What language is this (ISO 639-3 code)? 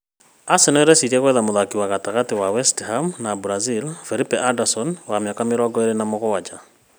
kik